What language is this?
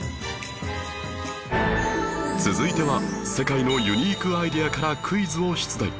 Japanese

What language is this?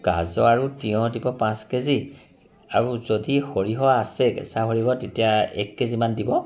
Assamese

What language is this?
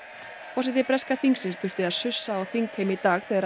Icelandic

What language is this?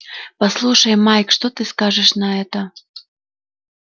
Russian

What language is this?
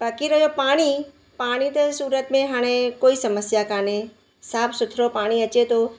Sindhi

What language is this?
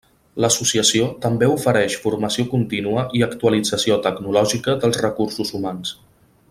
Catalan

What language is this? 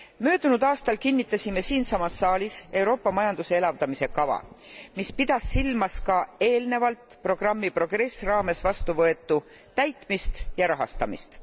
Estonian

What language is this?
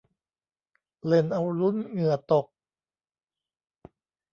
Thai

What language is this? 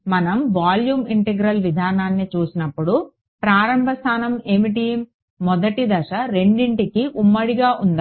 Telugu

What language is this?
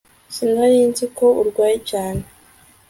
Kinyarwanda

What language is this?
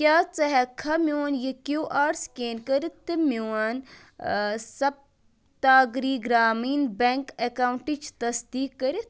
Kashmiri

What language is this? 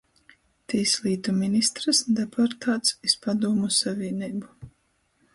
Latgalian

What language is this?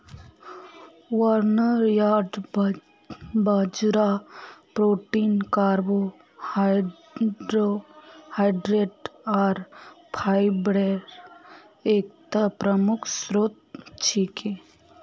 Magahi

